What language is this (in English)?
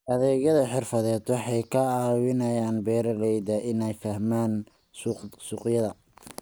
Somali